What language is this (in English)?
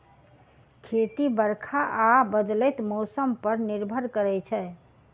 Maithili